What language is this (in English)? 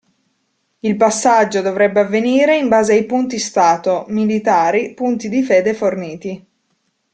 Italian